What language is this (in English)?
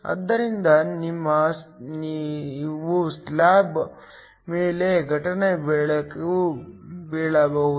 Kannada